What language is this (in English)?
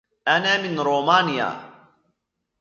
Arabic